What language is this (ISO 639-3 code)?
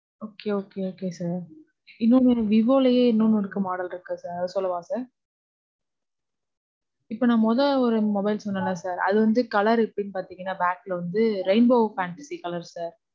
tam